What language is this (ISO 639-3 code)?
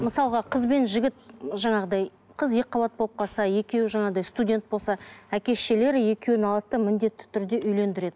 kaz